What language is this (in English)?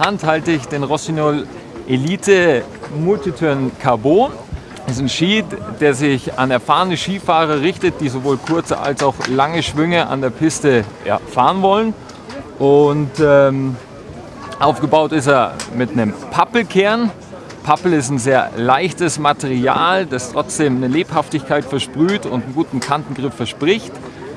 German